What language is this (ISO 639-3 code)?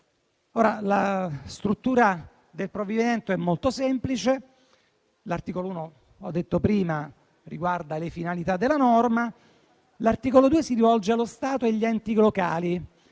ita